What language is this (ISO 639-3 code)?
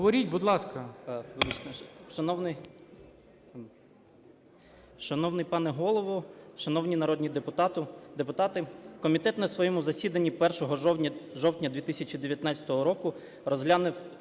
ukr